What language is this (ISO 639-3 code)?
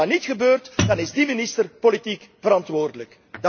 nld